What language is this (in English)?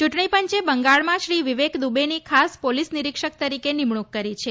Gujarati